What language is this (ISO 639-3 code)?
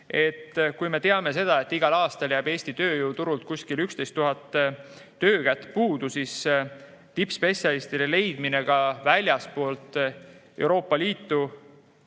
est